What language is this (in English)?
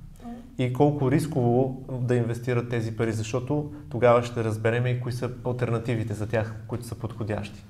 Bulgarian